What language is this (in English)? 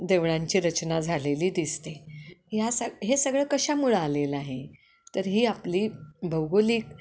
Marathi